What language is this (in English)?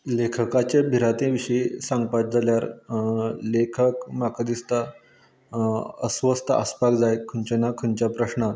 Konkani